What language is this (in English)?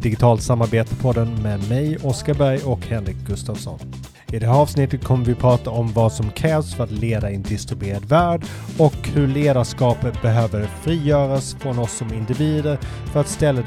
Swedish